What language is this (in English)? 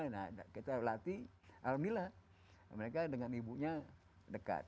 Indonesian